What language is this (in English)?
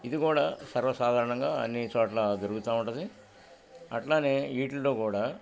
Telugu